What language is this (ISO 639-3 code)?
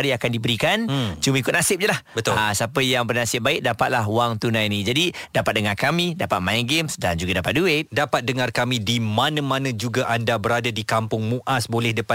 msa